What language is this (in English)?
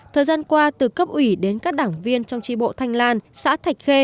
Vietnamese